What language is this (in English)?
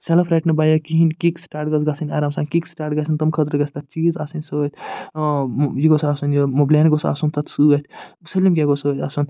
Kashmiri